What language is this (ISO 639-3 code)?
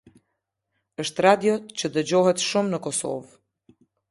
sqi